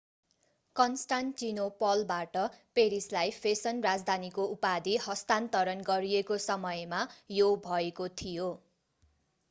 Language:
Nepali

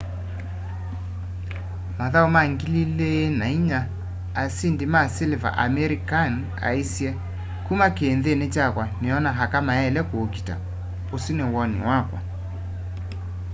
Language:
Kamba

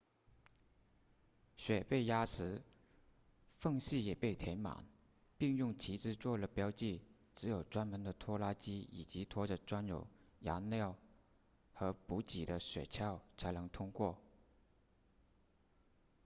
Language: Chinese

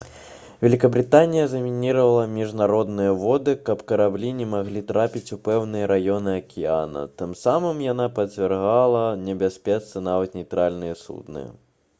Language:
Belarusian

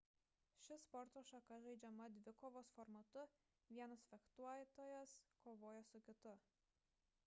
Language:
Lithuanian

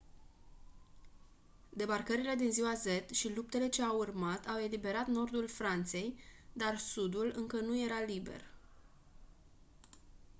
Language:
Romanian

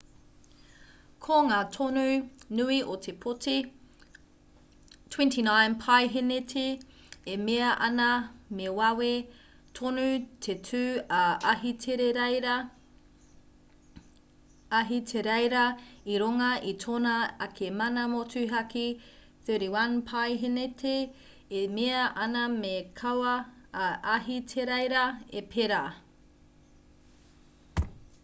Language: Māori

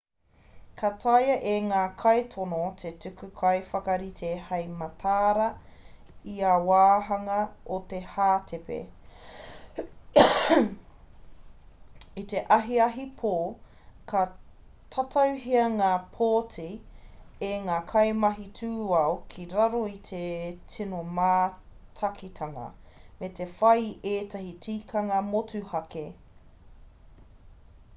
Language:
Māori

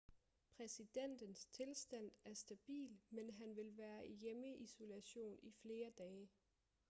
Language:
Danish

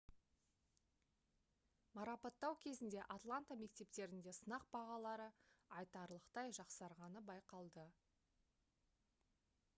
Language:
Kazakh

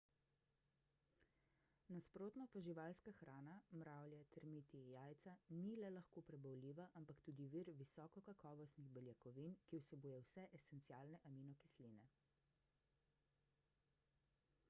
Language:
Slovenian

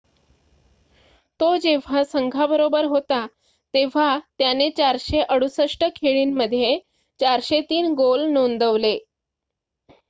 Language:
Marathi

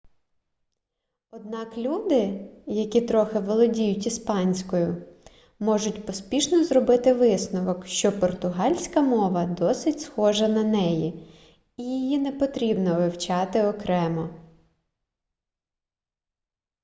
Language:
Ukrainian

